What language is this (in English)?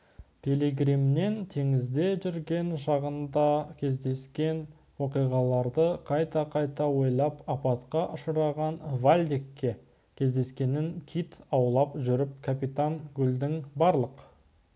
Kazakh